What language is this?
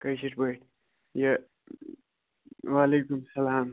Kashmiri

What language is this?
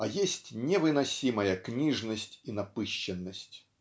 Russian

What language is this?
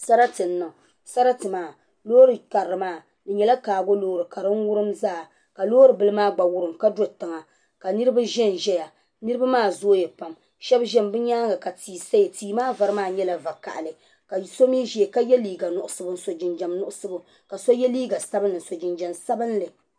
Dagbani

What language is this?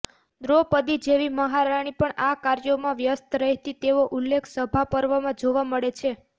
Gujarati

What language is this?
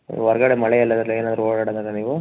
Kannada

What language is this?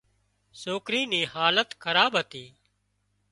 Wadiyara Koli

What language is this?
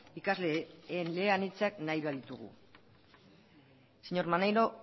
Basque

